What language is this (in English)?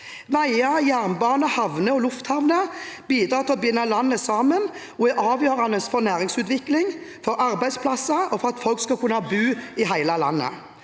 Norwegian